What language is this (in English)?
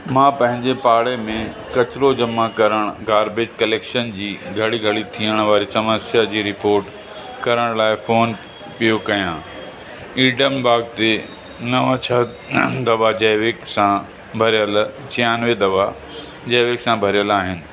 Sindhi